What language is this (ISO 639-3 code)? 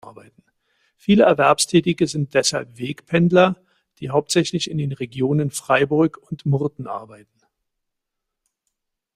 deu